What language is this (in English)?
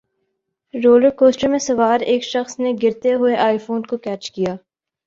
Urdu